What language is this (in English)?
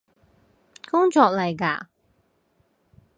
Cantonese